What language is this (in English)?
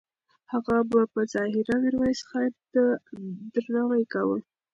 Pashto